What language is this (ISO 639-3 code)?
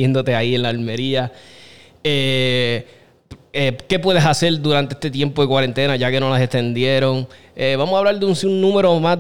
spa